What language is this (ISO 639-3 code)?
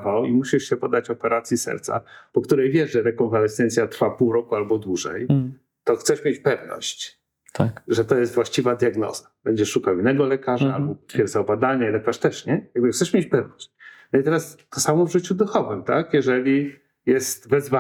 pol